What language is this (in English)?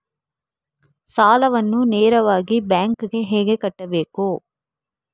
Kannada